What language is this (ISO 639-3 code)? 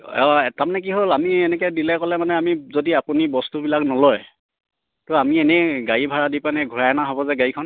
asm